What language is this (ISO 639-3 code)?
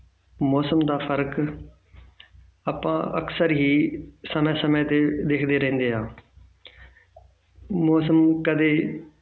pan